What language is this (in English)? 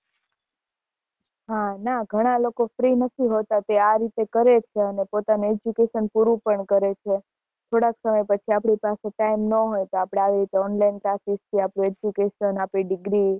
Gujarati